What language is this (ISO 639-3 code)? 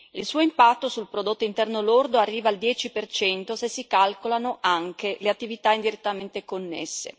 ita